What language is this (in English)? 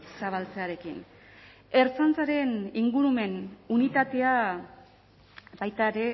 Basque